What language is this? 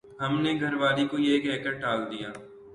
Urdu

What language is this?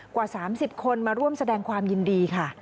Thai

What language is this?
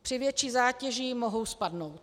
Czech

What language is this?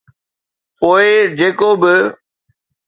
Sindhi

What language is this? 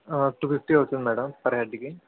Telugu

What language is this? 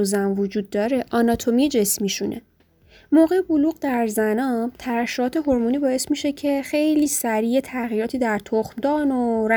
Persian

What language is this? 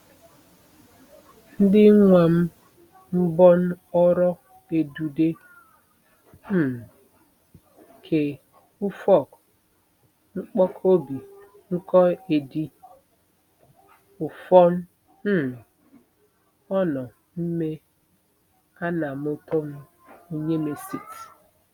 Igbo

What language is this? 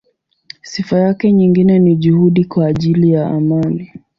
Swahili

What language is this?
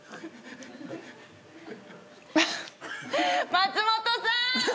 Japanese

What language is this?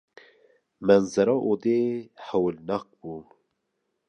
Kurdish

